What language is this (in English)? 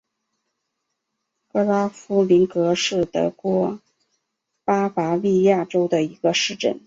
Chinese